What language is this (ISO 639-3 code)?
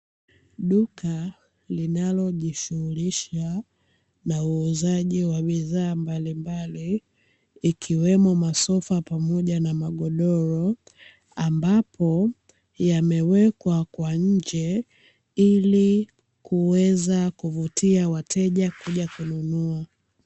swa